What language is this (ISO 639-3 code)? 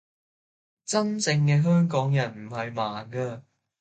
yue